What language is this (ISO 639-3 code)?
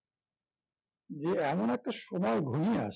ben